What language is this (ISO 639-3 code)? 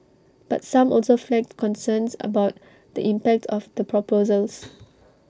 eng